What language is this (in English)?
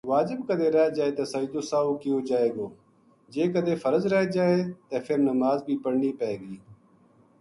Gujari